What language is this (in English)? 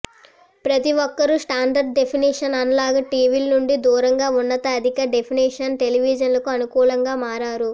Telugu